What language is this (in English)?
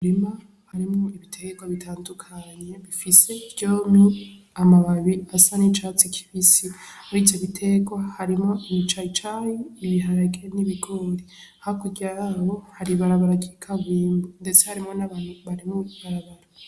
Rundi